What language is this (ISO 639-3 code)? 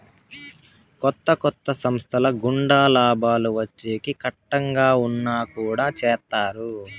tel